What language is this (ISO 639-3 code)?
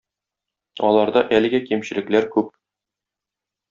tat